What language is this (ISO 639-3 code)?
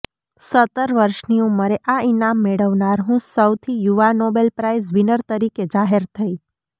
guj